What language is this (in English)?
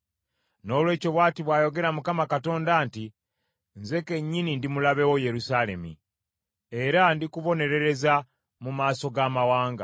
Ganda